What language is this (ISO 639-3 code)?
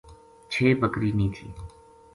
gju